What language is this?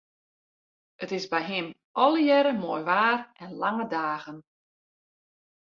Western Frisian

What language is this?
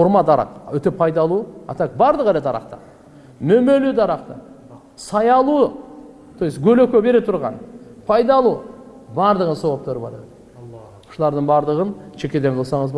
Turkish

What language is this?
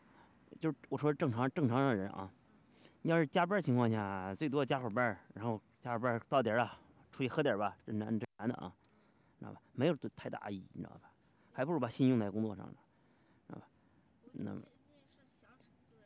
Chinese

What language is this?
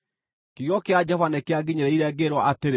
Kikuyu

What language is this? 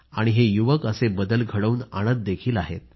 Marathi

